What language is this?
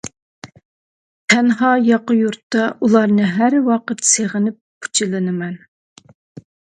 Uyghur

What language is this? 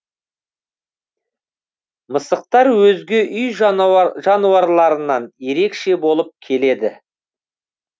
Kazakh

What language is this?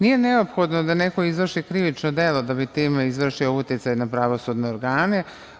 Serbian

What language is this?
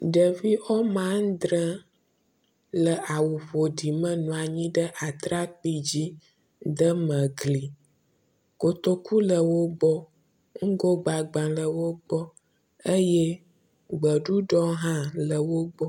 Ewe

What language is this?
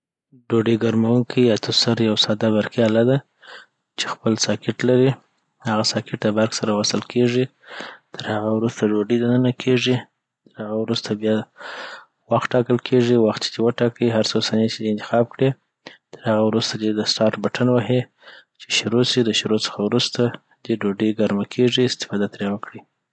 Southern Pashto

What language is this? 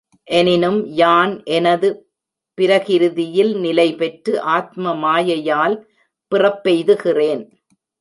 Tamil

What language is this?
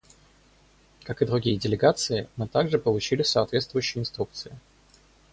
Russian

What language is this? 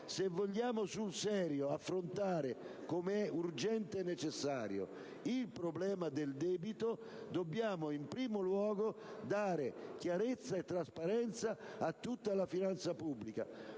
Italian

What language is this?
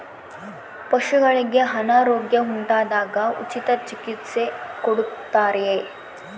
Kannada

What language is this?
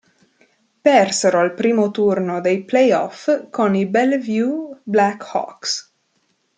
Italian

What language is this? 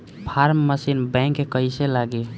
Bhojpuri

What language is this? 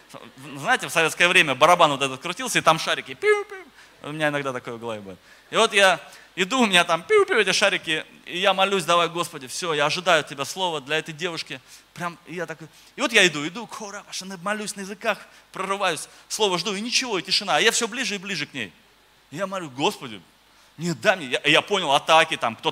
Russian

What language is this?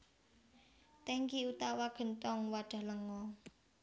Javanese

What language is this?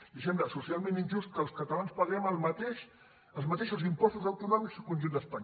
Catalan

